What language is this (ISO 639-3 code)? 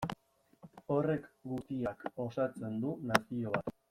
eus